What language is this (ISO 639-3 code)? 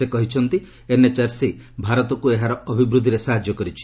ori